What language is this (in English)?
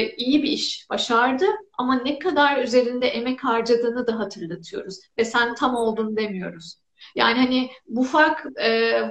Turkish